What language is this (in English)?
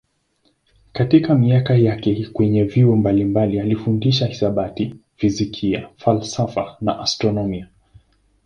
Swahili